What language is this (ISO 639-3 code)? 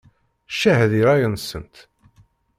kab